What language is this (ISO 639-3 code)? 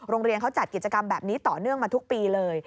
tha